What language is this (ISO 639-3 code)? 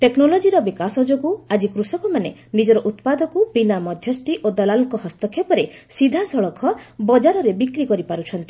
ori